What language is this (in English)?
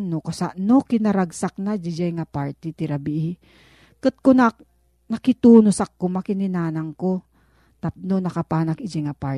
Filipino